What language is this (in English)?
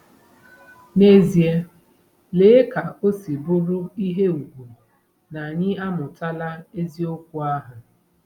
Igbo